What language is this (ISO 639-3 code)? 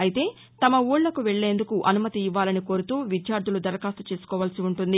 tel